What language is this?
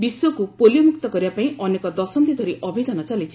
Odia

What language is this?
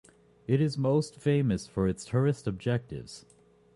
English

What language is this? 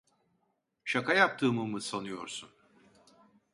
Turkish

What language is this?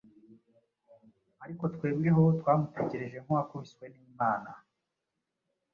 Kinyarwanda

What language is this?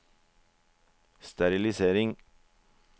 Norwegian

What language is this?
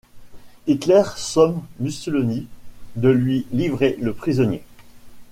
French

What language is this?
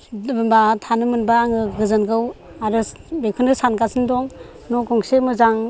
Bodo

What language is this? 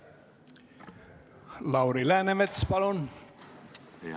Estonian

